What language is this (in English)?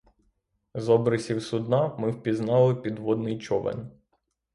Ukrainian